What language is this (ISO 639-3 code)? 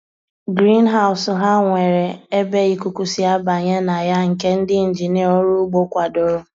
ibo